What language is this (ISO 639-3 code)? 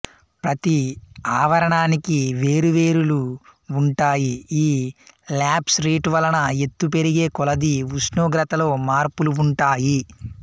tel